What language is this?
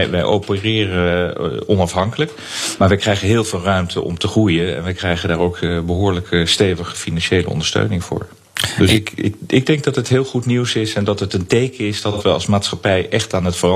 Dutch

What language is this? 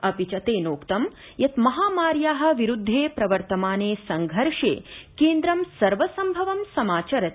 Sanskrit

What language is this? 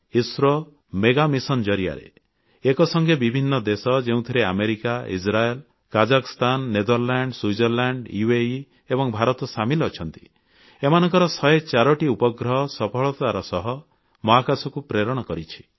Odia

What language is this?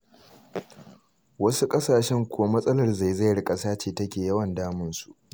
Hausa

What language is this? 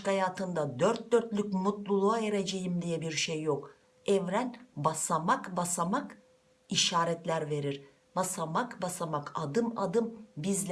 Turkish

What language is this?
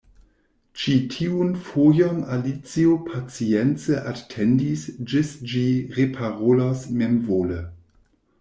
Esperanto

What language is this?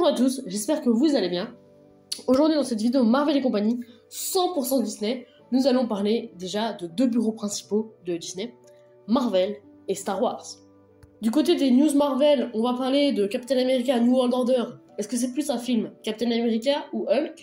French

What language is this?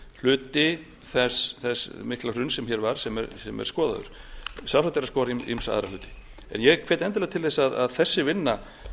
Icelandic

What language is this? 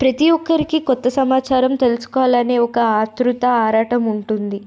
Telugu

